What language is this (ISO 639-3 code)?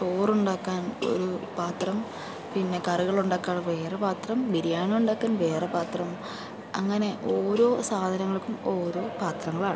mal